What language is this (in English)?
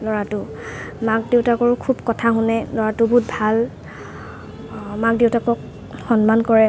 Assamese